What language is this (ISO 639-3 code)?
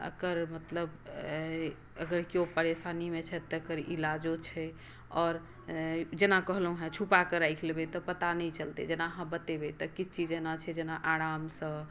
mai